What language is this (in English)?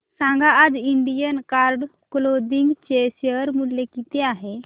Marathi